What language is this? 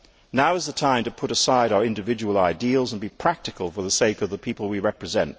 English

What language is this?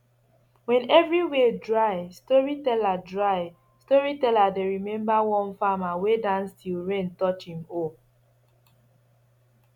Nigerian Pidgin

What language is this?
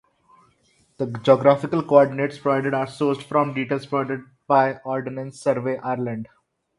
English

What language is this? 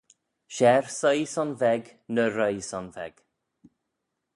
Manx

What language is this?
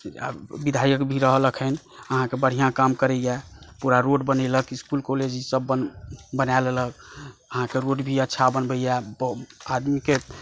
Maithili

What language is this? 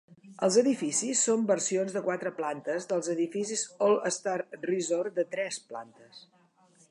Catalan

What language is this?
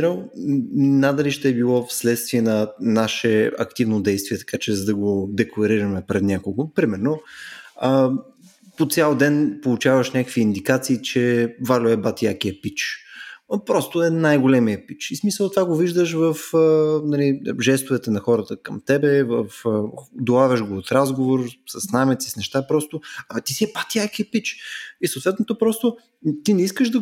Bulgarian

